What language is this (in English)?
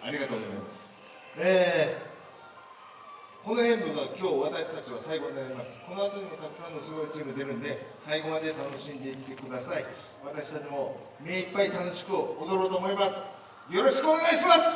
Japanese